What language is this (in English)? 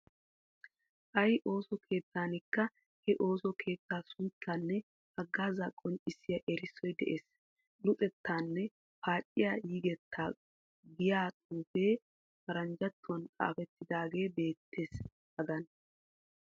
Wolaytta